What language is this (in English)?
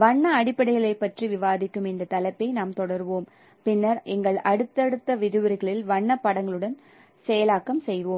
Tamil